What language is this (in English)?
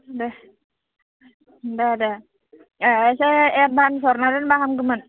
Bodo